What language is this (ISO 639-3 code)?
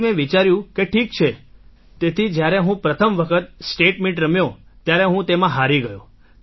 guj